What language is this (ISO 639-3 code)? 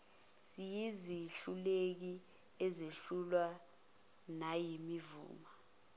zul